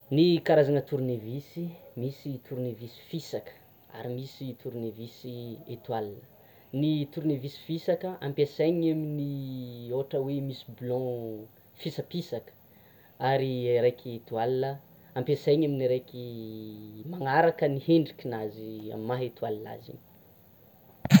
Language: Tsimihety Malagasy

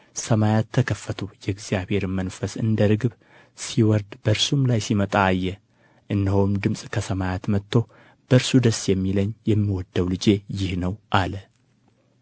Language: Amharic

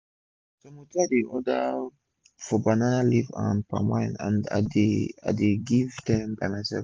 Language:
Nigerian Pidgin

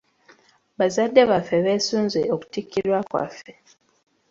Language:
Ganda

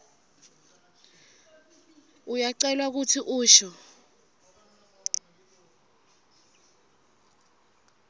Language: Swati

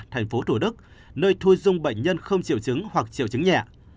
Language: Vietnamese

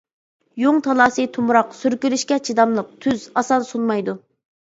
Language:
Uyghur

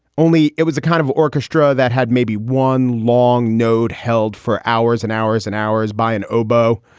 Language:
English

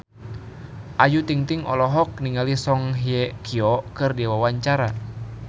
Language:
Sundanese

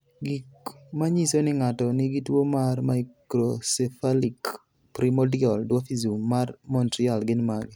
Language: Luo (Kenya and Tanzania)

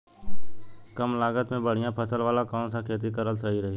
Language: Bhojpuri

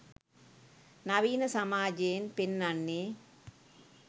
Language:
Sinhala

